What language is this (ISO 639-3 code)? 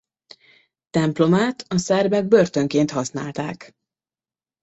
hun